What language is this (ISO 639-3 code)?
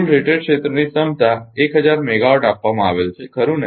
guj